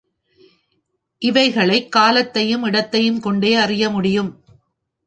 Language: Tamil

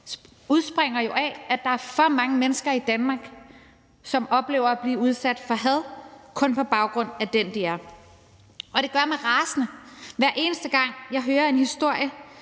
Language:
Danish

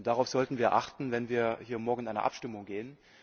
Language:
German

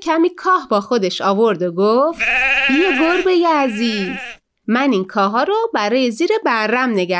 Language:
Persian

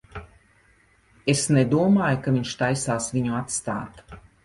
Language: Latvian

